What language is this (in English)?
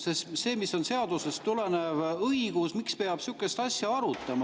Estonian